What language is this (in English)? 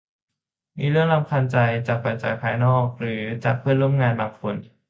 Thai